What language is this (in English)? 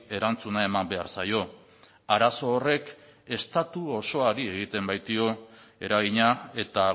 Basque